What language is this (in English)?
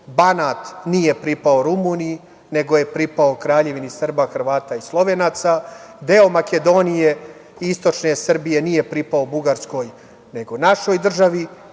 Serbian